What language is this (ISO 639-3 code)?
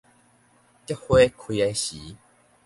nan